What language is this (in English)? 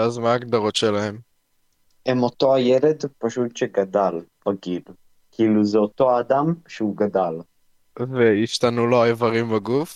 Hebrew